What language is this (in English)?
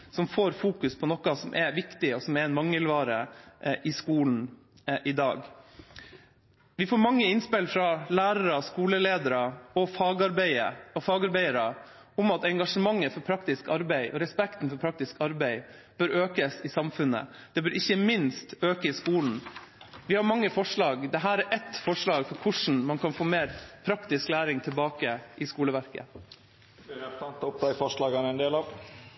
Norwegian